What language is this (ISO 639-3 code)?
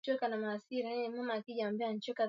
swa